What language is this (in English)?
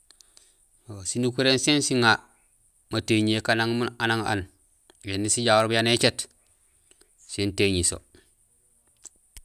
Gusilay